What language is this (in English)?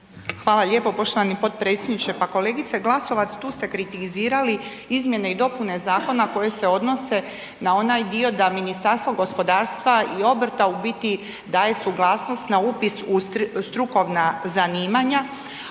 Croatian